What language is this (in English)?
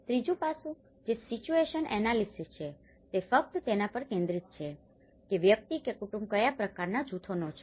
Gujarati